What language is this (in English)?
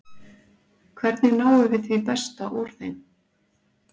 Icelandic